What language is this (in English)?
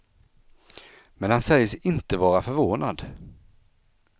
Swedish